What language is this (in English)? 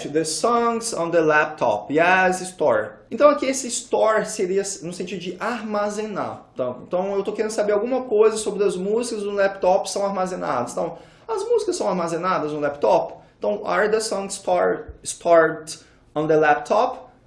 Portuguese